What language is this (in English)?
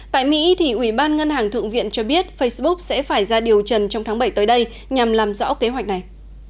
Vietnamese